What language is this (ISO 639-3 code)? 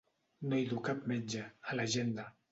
cat